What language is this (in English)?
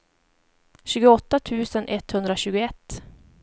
Swedish